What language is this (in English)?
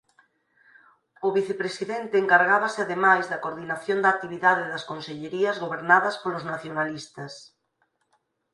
Galician